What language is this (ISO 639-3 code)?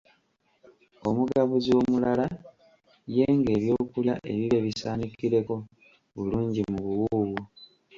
lug